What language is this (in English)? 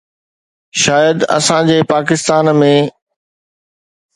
Sindhi